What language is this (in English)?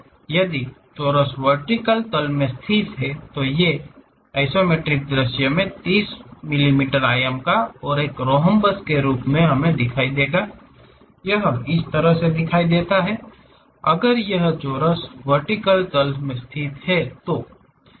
Hindi